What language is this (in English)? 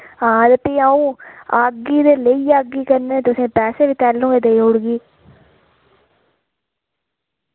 Dogri